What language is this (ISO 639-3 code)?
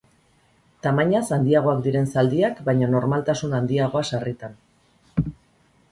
eus